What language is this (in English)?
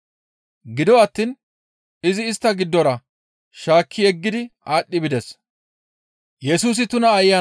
Gamo